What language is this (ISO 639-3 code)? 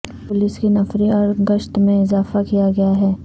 urd